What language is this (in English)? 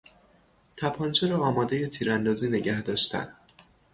Persian